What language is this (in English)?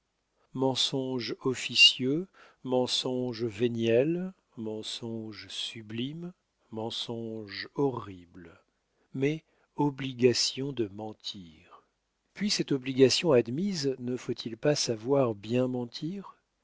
French